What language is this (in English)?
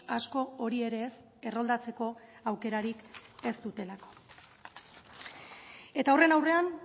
Basque